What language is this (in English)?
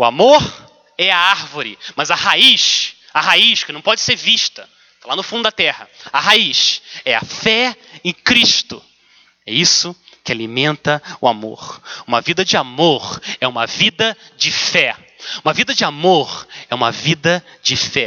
Portuguese